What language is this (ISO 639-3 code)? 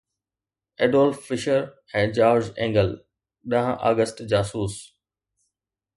snd